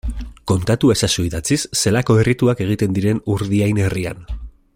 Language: Basque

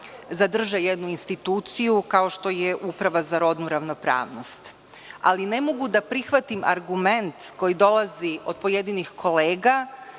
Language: Serbian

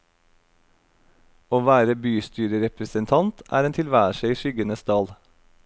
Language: Norwegian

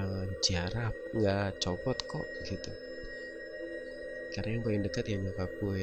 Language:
Indonesian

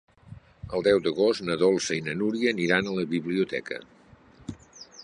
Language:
Catalan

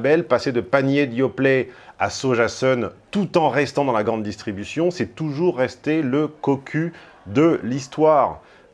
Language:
French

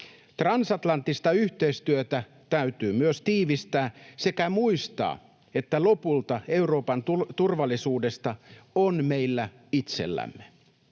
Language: Finnish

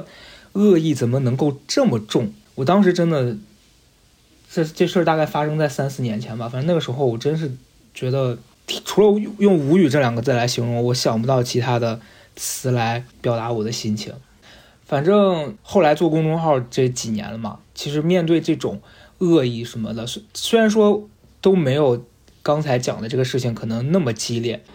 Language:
Chinese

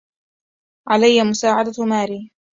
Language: Arabic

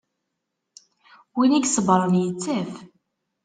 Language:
Kabyle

